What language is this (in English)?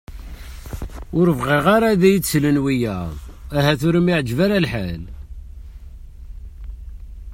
Kabyle